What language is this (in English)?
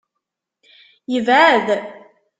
Kabyle